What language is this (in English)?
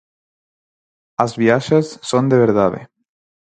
Galician